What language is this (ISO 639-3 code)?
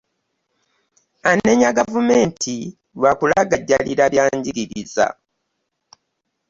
lug